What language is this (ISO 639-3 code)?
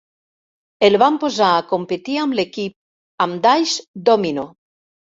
cat